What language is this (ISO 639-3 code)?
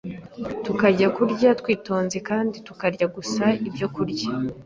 kin